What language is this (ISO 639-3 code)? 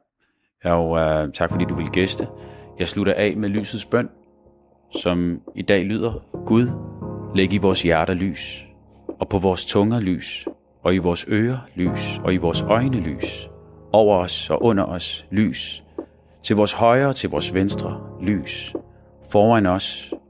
dan